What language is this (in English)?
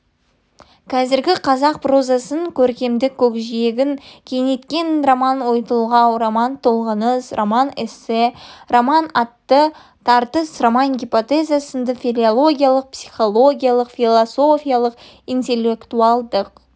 Kazakh